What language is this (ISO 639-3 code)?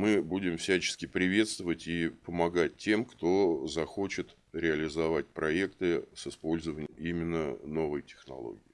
rus